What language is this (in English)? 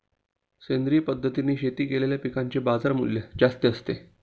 Marathi